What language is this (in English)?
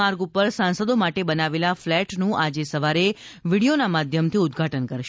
Gujarati